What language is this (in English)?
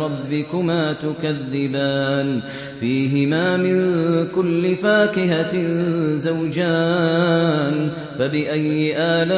Arabic